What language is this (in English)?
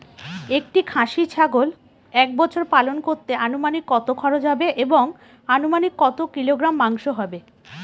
Bangla